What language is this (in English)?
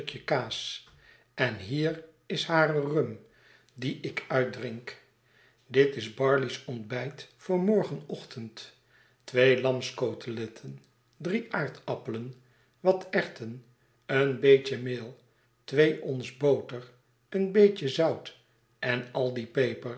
Dutch